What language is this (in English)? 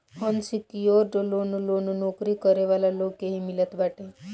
Bhojpuri